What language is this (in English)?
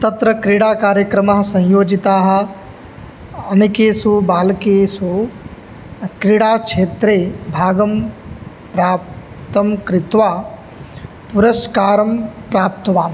Sanskrit